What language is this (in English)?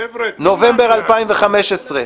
Hebrew